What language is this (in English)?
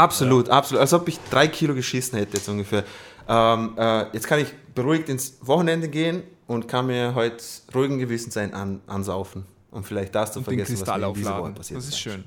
German